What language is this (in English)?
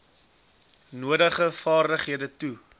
Afrikaans